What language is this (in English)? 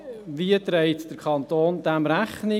Swiss German